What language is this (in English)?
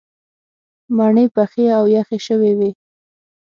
Pashto